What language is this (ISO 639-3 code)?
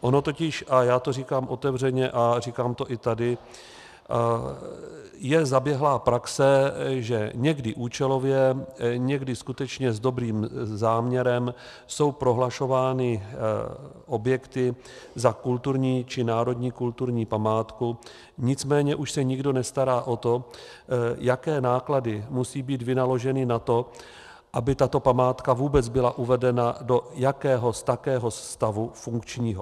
ces